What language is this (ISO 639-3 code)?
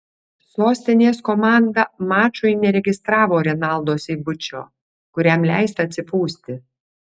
lit